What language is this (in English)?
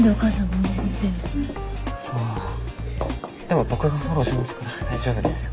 Japanese